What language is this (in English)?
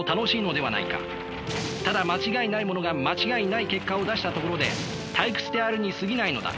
Japanese